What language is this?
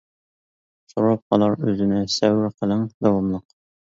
Uyghur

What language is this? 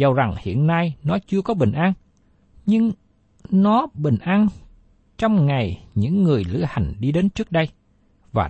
Vietnamese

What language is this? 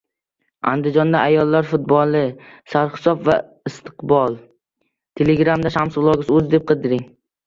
Uzbek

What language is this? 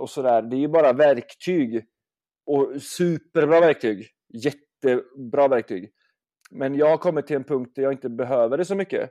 Swedish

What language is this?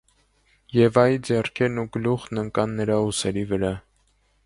Armenian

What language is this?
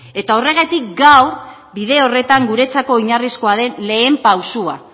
Basque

